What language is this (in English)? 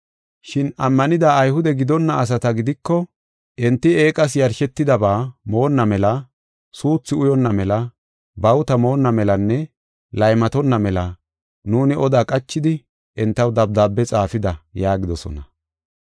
Gofa